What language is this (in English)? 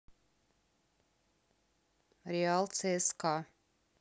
Russian